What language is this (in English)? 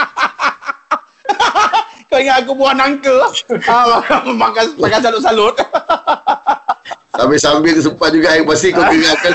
Malay